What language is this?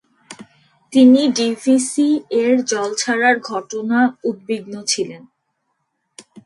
Bangla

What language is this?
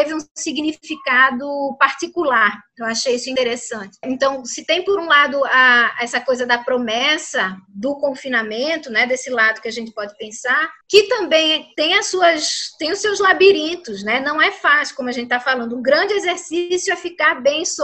Portuguese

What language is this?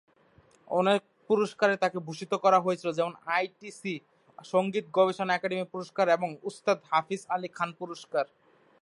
Bangla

